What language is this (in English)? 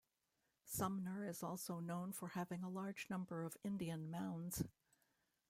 English